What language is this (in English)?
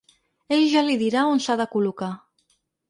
Catalan